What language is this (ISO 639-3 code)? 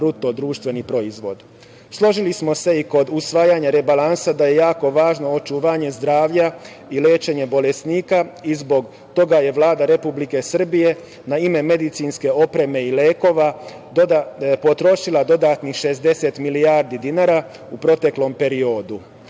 srp